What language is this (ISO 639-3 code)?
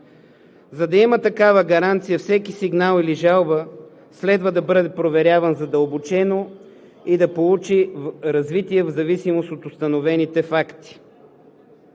bul